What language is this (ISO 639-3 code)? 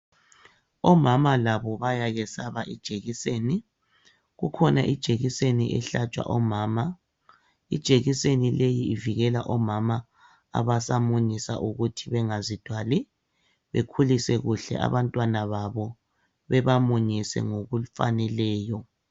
nde